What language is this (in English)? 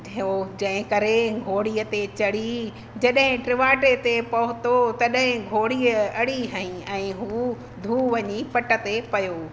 Sindhi